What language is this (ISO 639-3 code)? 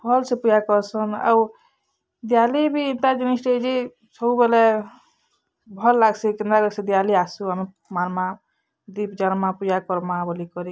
ori